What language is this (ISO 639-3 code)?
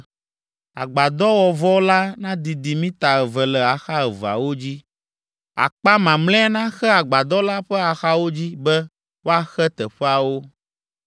ewe